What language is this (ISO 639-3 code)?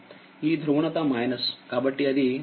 tel